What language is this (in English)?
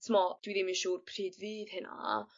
Welsh